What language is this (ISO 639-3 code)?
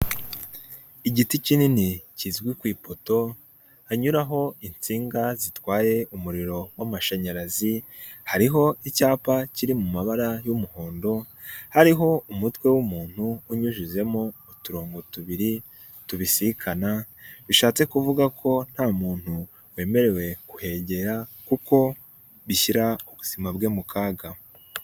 kin